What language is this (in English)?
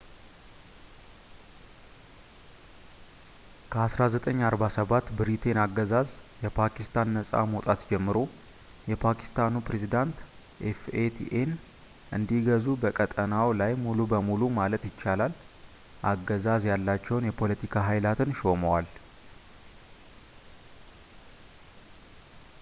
Amharic